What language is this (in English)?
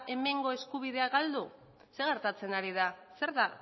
Basque